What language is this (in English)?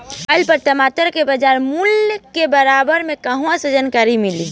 Bhojpuri